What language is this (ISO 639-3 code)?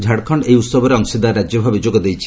ori